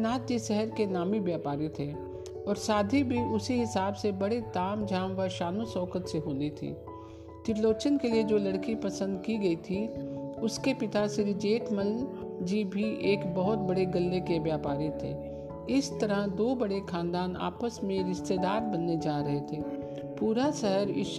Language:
Hindi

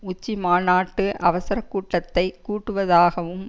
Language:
Tamil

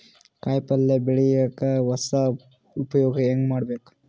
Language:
Kannada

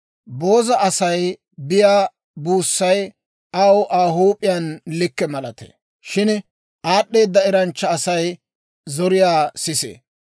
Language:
Dawro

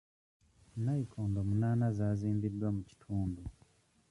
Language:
Ganda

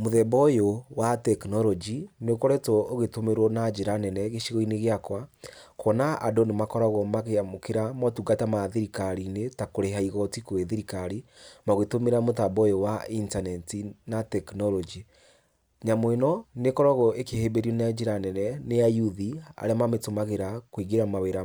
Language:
Kikuyu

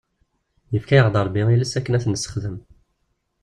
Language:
Kabyle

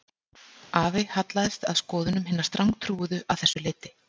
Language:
Icelandic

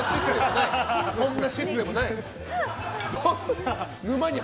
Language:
Japanese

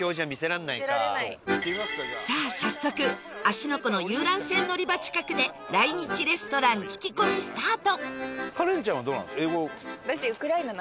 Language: Japanese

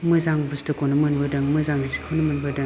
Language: Bodo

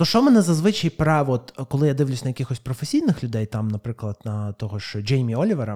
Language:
Ukrainian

